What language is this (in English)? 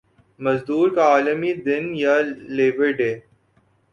Urdu